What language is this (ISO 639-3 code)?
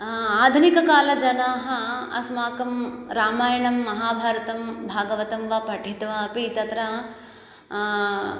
san